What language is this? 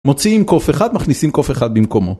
Hebrew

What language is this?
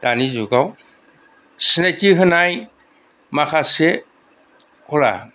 Bodo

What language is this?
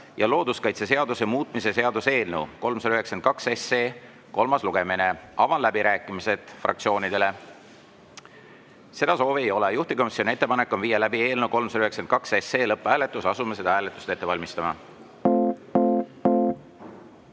Estonian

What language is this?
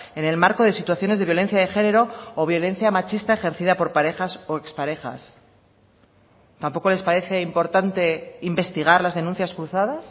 Spanish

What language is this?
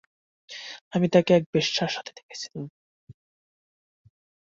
Bangla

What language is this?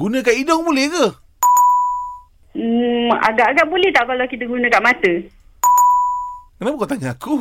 Malay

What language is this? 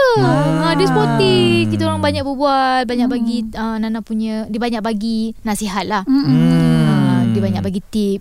Malay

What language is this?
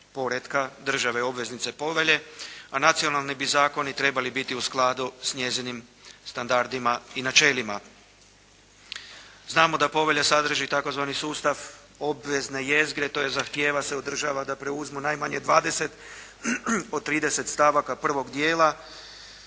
Croatian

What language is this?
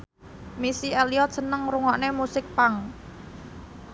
Javanese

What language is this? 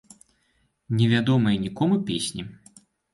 Belarusian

